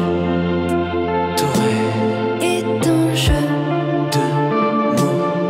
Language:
Polish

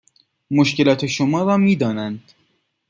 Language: Persian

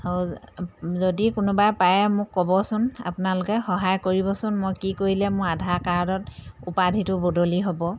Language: Assamese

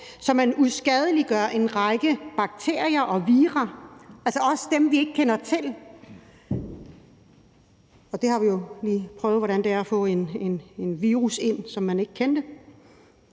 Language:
Danish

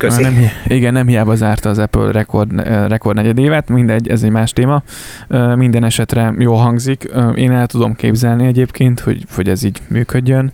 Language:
Hungarian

